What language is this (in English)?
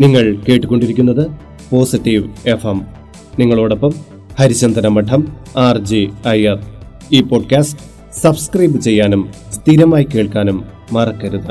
Malayalam